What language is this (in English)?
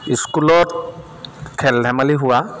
Assamese